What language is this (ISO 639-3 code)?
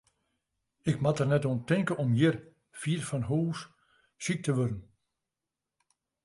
fry